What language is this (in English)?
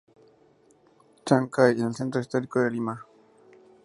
Spanish